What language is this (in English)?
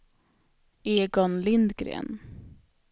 Swedish